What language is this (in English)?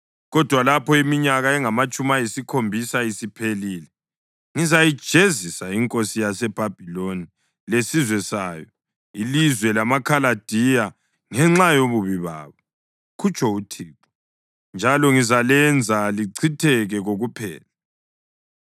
North Ndebele